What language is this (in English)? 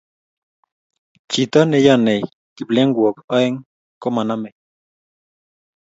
Kalenjin